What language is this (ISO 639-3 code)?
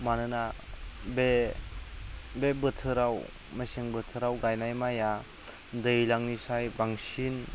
brx